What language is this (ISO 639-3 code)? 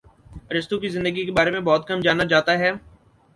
urd